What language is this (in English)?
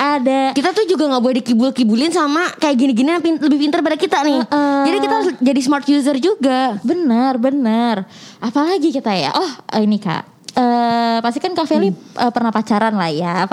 Indonesian